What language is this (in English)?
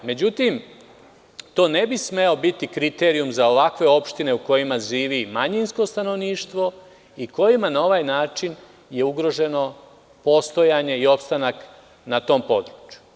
Serbian